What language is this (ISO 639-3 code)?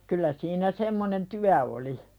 fin